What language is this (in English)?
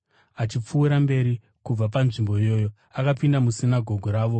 Shona